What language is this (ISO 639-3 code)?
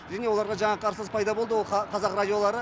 kaz